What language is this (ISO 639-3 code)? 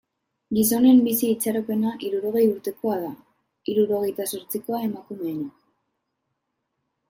eus